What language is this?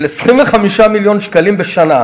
Hebrew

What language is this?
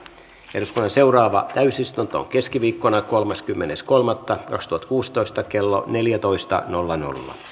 Finnish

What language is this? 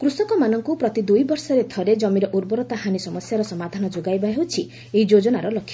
Odia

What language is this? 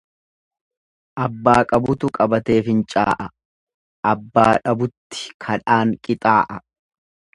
Oromo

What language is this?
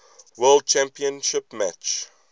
English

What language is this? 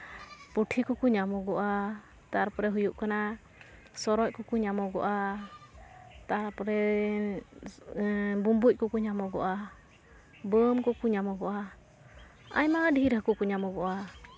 Santali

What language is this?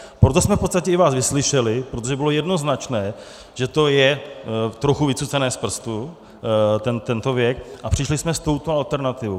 Czech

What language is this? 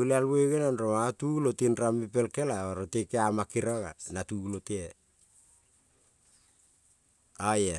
Kol (Papua New Guinea)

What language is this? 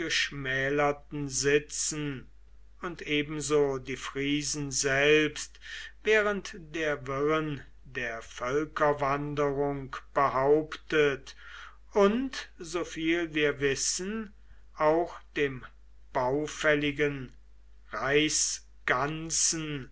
German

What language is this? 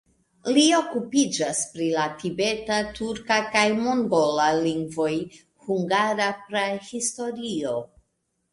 Esperanto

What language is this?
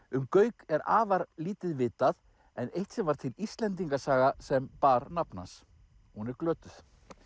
Icelandic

